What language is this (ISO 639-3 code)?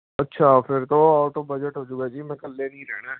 pan